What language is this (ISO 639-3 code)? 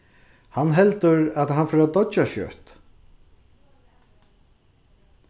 fao